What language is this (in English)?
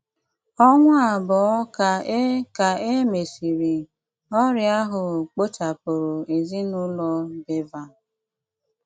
Igbo